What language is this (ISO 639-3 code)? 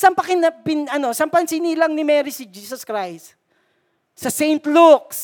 fil